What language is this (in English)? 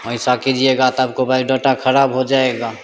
Hindi